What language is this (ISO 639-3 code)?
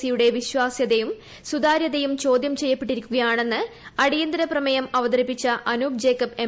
mal